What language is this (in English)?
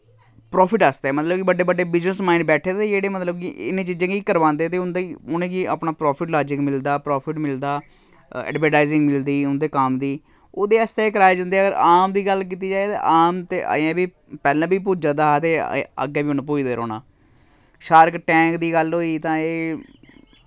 Dogri